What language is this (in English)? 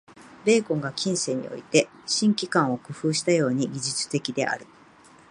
Japanese